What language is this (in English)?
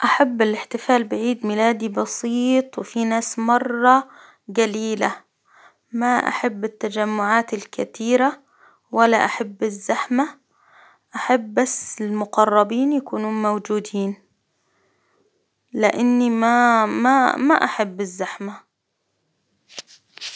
Hijazi Arabic